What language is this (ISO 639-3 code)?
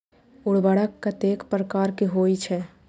mai